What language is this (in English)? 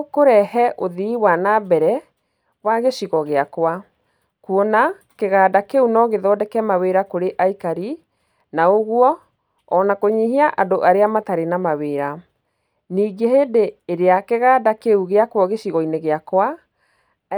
Kikuyu